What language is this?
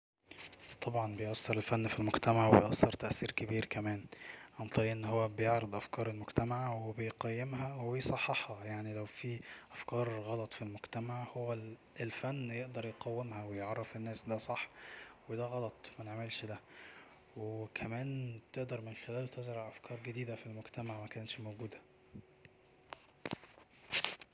Egyptian Arabic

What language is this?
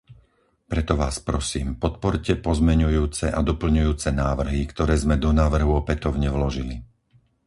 Slovak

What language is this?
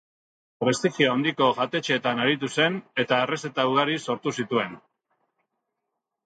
Basque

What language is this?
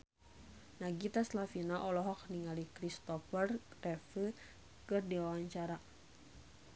Sundanese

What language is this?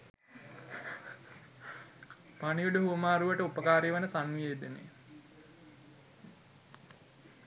Sinhala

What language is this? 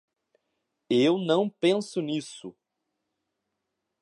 Portuguese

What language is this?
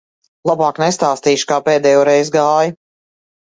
Latvian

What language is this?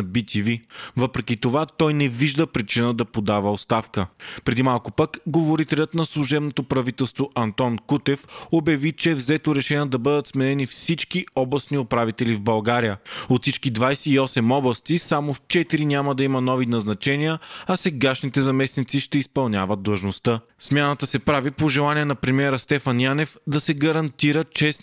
Bulgarian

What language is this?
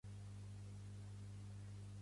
Catalan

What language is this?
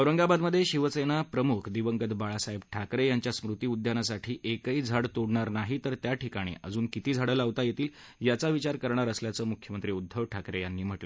Marathi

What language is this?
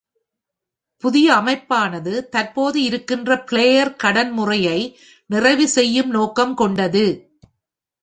Tamil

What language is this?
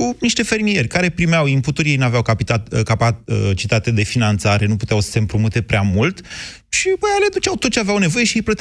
Romanian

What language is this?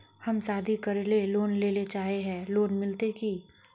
Magahi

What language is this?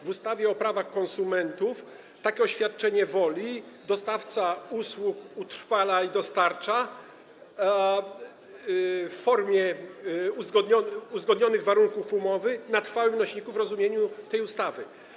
Polish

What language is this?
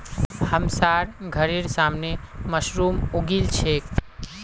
Magahi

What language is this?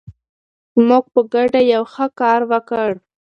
Pashto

